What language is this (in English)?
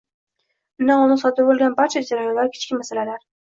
Uzbek